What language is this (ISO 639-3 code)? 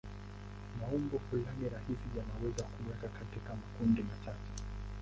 swa